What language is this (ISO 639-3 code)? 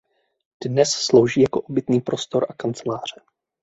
ces